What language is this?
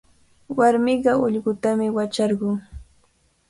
Cajatambo North Lima Quechua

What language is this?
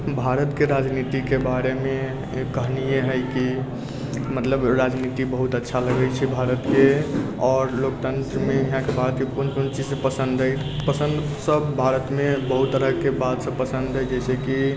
Maithili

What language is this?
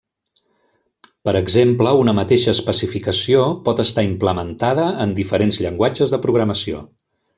Catalan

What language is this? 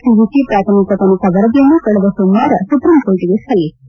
Kannada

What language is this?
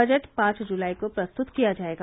Hindi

